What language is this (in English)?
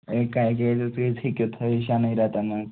Kashmiri